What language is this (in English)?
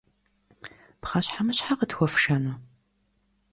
Kabardian